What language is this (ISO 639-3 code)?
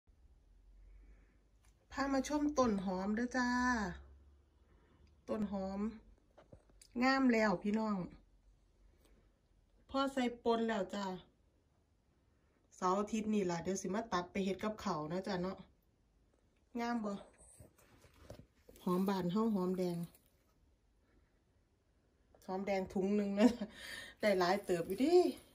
tha